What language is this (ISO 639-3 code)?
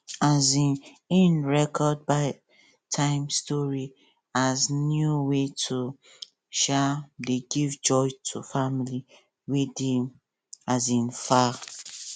pcm